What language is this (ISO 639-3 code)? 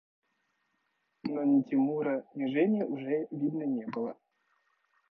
rus